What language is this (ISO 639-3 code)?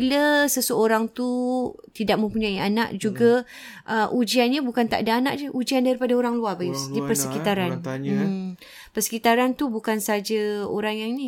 msa